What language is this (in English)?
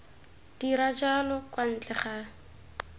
Tswana